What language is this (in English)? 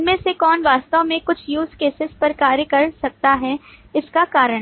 Hindi